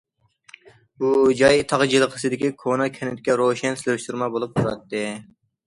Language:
Uyghur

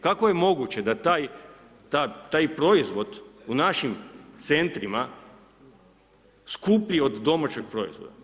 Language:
Croatian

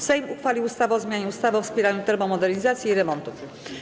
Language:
Polish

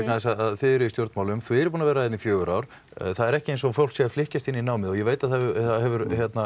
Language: Icelandic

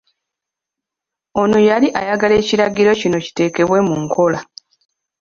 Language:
Ganda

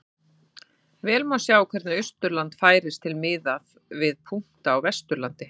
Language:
Icelandic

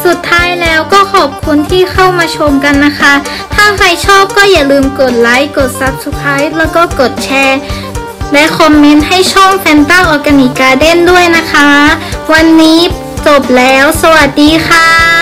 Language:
Thai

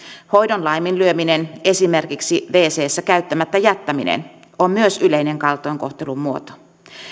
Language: Finnish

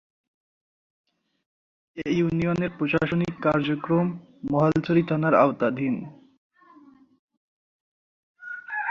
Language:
Bangla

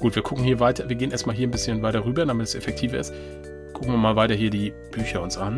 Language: German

